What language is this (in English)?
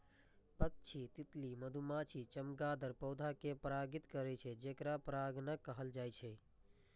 Maithili